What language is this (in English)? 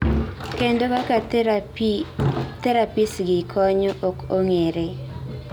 Luo (Kenya and Tanzania)